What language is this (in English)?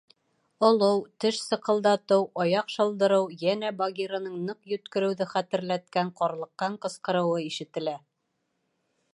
Bashkir